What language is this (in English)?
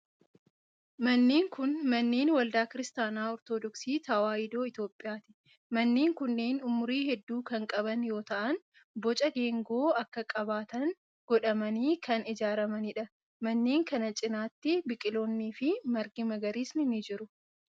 Oromo